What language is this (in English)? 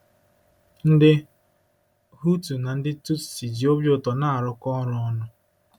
Igbo